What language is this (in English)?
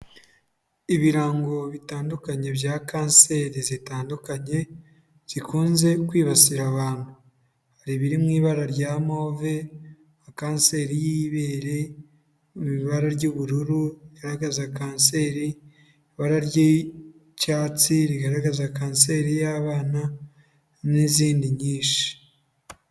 Kinyarwanda